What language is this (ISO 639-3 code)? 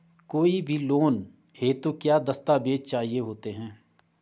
hin